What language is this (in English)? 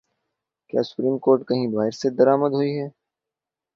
Urdu